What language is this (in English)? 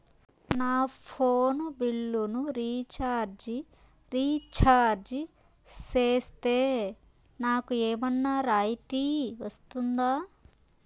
Telugu